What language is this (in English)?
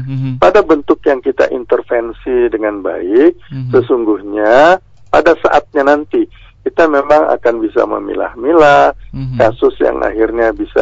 Indonesian